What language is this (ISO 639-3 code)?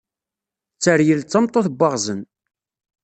kab